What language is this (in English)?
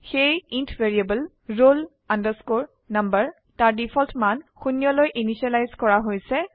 Assamese